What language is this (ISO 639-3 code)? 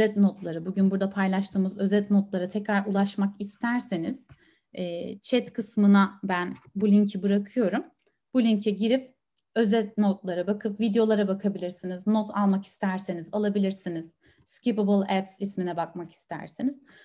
tur